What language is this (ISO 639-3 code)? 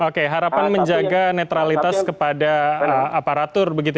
ind